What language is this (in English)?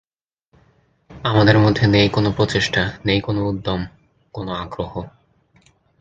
Bangla